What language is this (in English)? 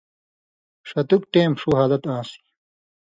Indus Kohistani